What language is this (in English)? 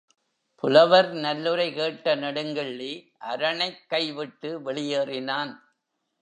Tamil